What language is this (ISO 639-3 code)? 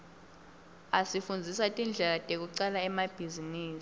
ssw